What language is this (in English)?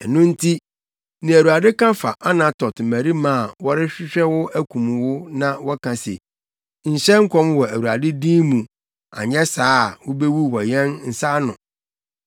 Akan